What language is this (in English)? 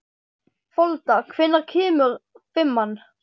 Icelandic